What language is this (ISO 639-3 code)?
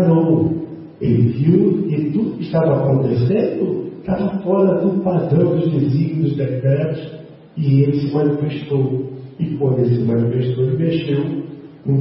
por